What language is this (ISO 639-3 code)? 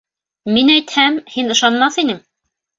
bak